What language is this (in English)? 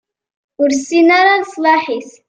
Kabyle